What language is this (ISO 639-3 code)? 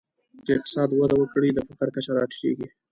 pus